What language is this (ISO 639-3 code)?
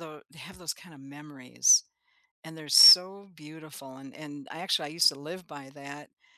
eng